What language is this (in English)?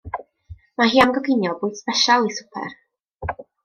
Welsh